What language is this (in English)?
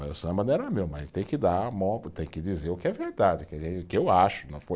Portuguese